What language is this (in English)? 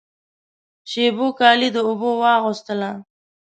Pashto